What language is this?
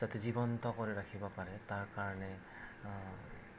Assamese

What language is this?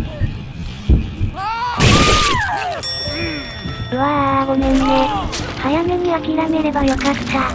Japanese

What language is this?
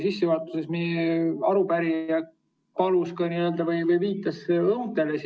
Estonian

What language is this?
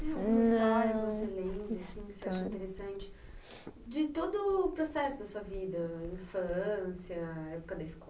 Portuguese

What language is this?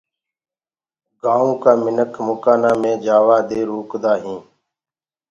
Gurgula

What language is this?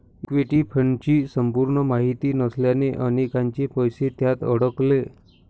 Marathi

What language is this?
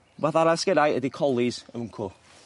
Welsh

